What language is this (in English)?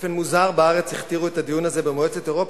Hebrew